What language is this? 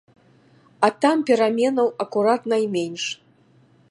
Belarusian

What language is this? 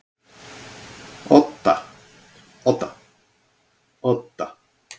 Icelandic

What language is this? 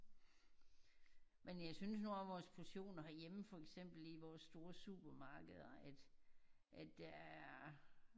Danish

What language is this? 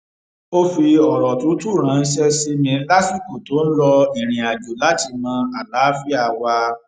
Yoruba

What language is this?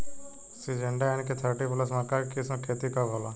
Bhojpuri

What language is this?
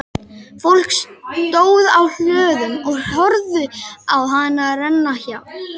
Icelandic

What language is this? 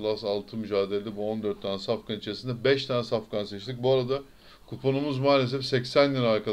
Turkish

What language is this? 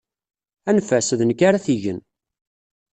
Kabyle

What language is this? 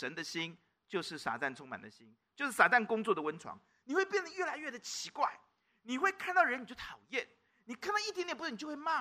Chinese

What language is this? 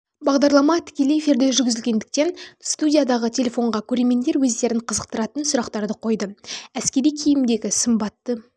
Kazakh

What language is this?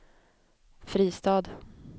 Swedish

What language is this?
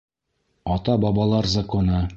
Bashkir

